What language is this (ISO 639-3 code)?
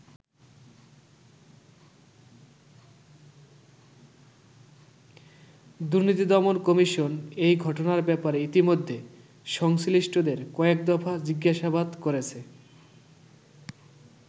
ben